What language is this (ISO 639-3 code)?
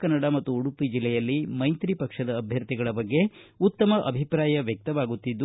kan